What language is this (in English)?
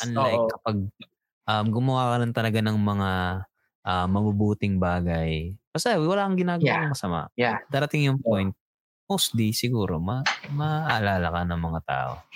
Filipino